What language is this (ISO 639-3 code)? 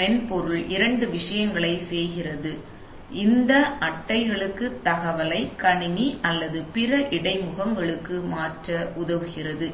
tam